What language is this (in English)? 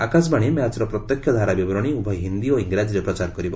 Odia